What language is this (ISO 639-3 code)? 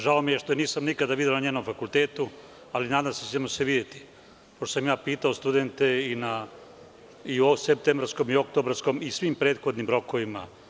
srp